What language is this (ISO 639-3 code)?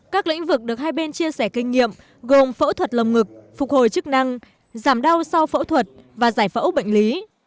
vie